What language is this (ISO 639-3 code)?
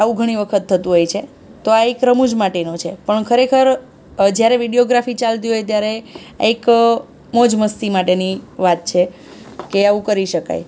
guj